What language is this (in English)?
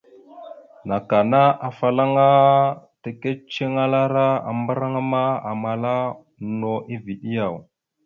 Mada (Cameroon)